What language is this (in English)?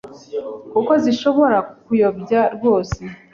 Kinyarwanda